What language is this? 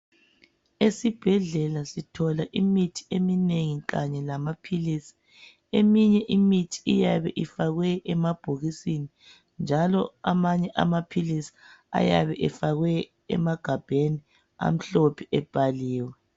North Ndebele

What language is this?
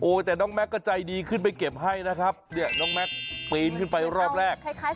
Thai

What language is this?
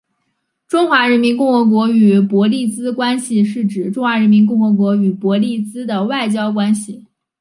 Chinese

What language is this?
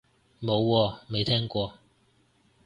Cantonese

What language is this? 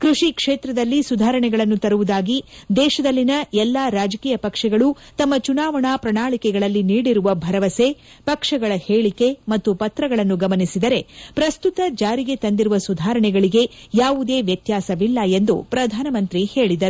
Kannada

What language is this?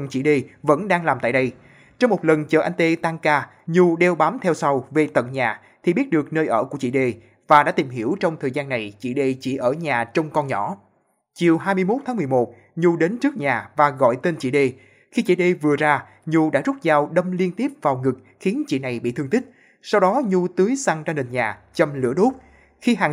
Vietnamese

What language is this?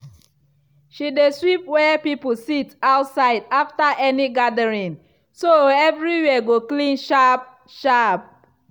Nigerian Pidgin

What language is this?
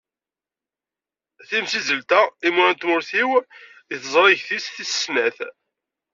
Kabyle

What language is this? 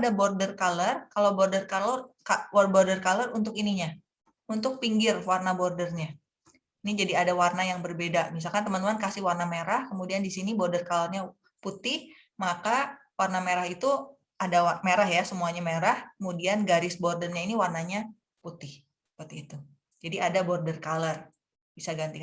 Indonesian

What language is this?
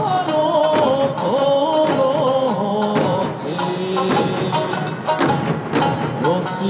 Japanese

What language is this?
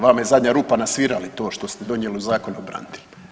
Croatian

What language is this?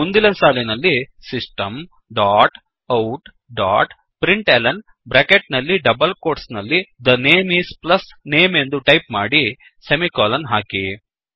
Kannada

